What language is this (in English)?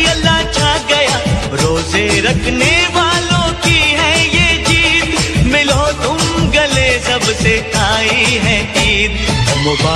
Urdu